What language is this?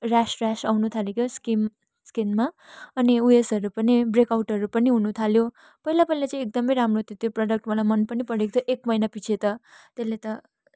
Nepali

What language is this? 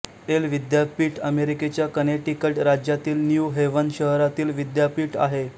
Marathi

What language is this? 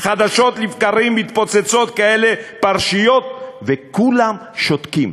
Hebrew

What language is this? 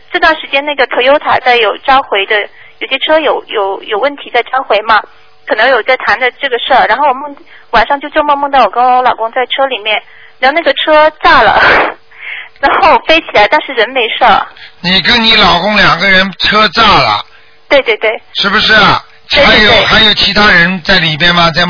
Chinese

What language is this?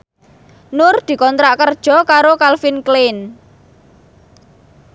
Javanese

